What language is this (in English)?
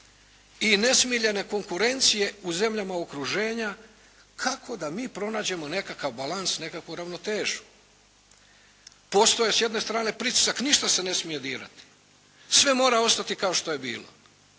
Croatian